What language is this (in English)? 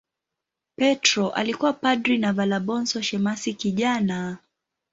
Swahili